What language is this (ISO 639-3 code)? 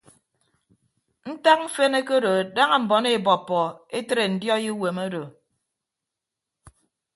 ibb